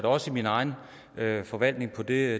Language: Danish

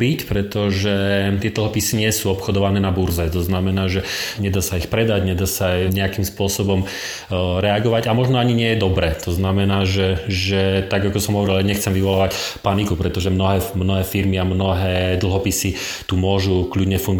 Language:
Slovak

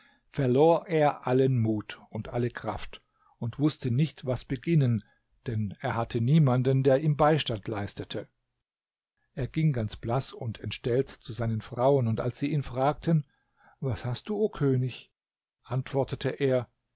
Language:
German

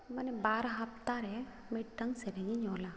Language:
Santali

